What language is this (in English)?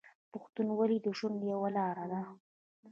Pashto